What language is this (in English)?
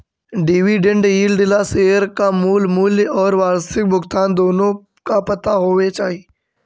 Magahi